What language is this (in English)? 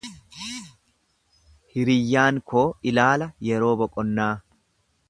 Oromo